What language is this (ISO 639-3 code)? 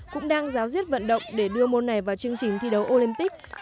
vie